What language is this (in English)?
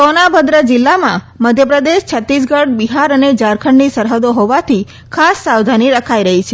Gujarati